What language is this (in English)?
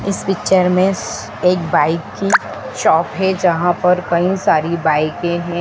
Hindi